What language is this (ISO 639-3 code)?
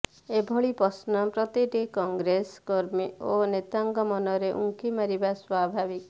ori